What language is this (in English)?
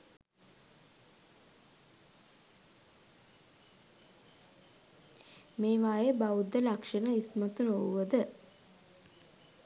Sinhala